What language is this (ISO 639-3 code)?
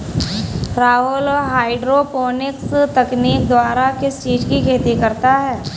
hin